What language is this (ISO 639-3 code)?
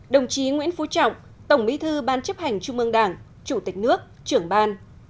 vie